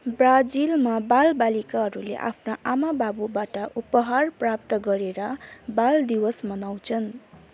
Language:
Nepali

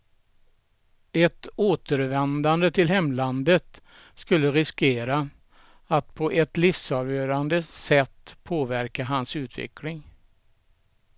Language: Swedish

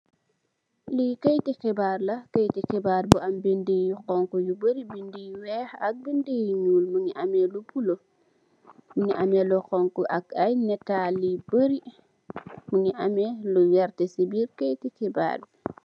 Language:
Wolof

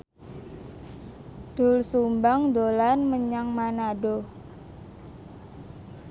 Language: Javanese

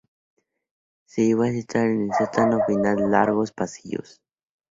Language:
Spanish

